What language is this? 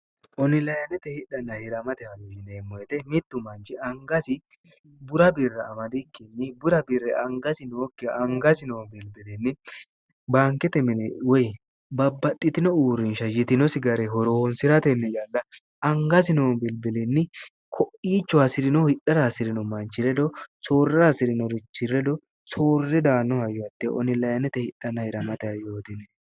Sidamo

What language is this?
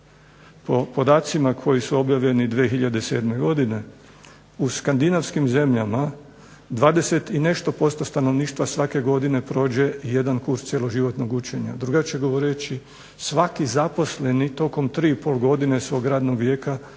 Croatian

